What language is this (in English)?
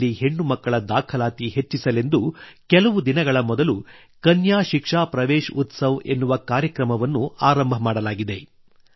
Kannada